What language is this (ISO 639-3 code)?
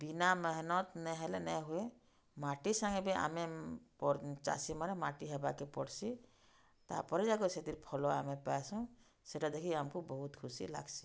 ori